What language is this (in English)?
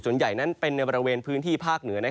Thai